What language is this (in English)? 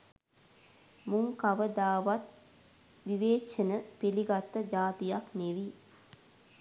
Sinhala